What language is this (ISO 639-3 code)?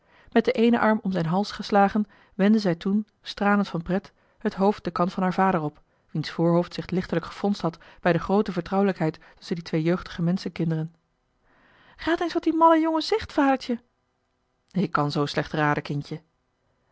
nld